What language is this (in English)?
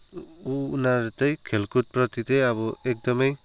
Nepali